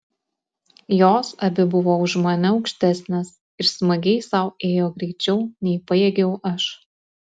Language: Lithuanian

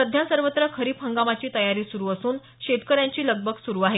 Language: Marathi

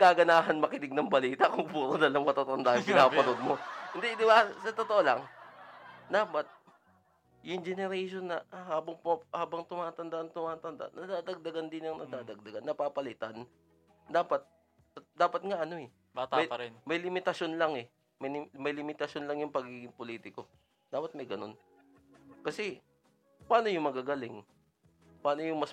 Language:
Filipino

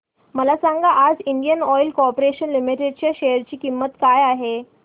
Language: Marathi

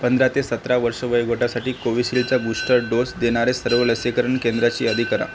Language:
Marathi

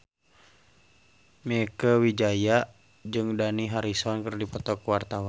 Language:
Sundanese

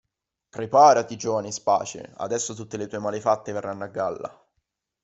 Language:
Italian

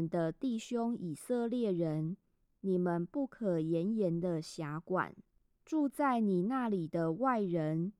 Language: Chinese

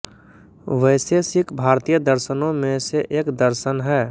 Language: Hindi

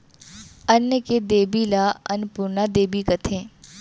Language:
Chhattisgarhi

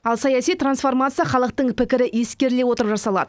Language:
Kazakh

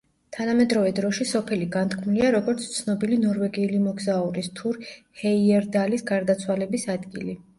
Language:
Georgian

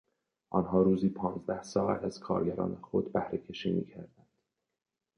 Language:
Persian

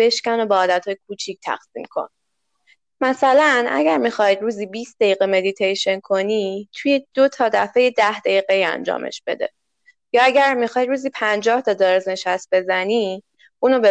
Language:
Persian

